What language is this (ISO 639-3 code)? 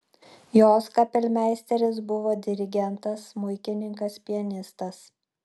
lit